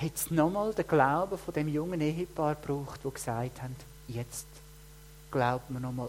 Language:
German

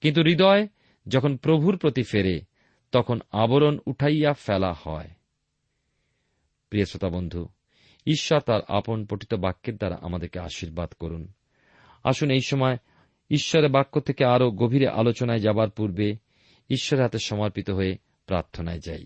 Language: Bangla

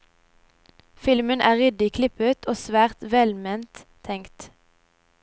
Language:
Norwegian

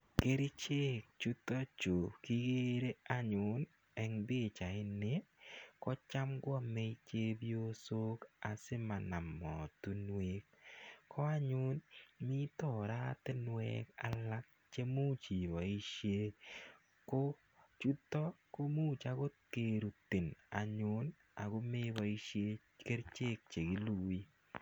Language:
Kalenjin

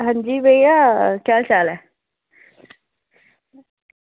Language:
Dogri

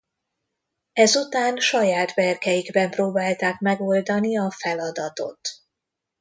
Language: Hungarian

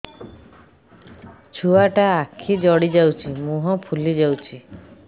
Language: Odia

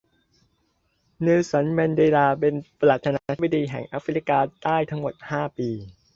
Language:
Thai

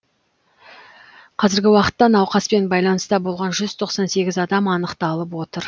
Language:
Kazakh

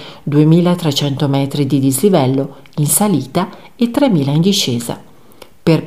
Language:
Italian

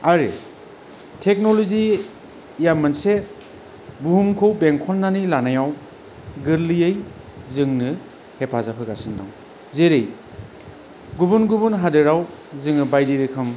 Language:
Bodo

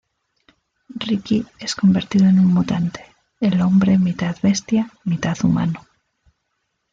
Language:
Spanish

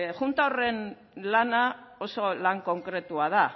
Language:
Basque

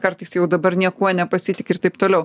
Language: Lithuanian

